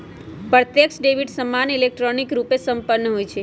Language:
Magahi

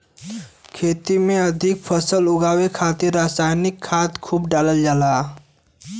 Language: Bhojpuri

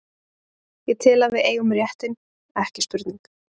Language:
Icelandic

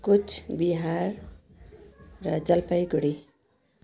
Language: Nepali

